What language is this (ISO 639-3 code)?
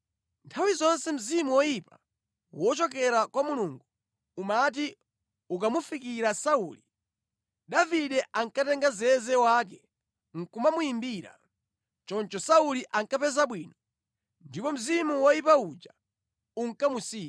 nya